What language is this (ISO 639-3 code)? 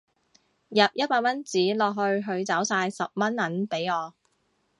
yue